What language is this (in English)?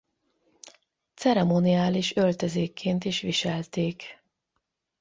Hungarian